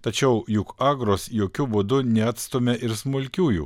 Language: Lithuanian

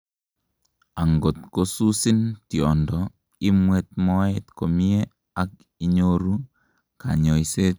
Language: Kalenjin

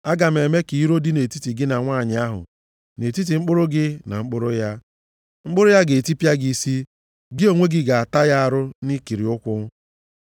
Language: Igbo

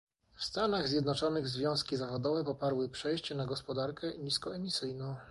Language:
Polish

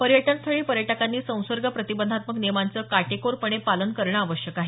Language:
Marathi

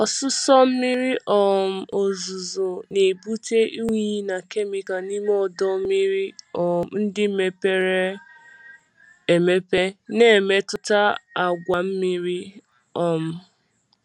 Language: Igbo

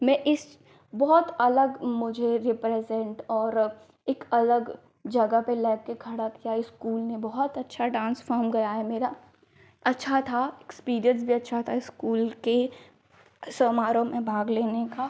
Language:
Hindi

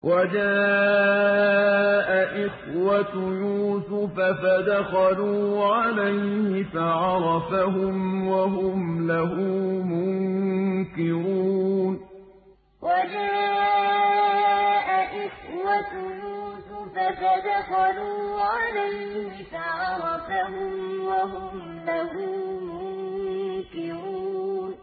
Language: Arabic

